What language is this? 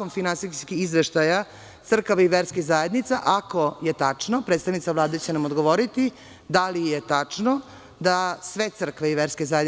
Serbian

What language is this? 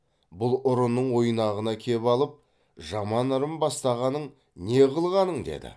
Kazakh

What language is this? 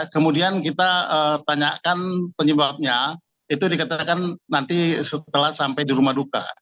Indonesian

